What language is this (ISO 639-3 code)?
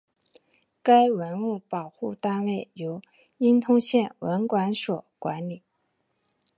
zho